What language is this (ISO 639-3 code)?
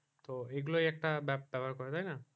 ben